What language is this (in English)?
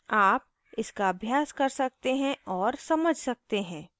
Hindi